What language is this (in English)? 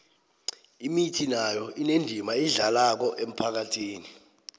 South Ndebele